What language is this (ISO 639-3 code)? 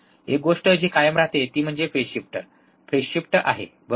mar